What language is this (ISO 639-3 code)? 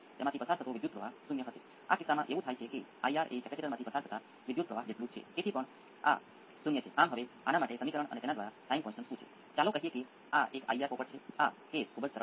guj